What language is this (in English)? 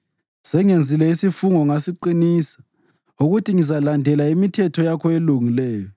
North Ndebele